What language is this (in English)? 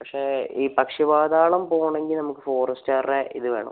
Malayalam